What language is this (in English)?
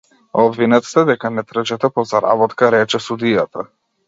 Macedonian